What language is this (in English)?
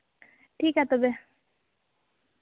Santali